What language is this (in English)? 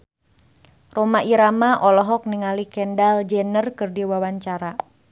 Sundanese